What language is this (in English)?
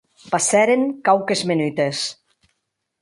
Occitan